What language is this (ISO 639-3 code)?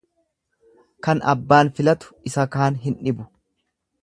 orm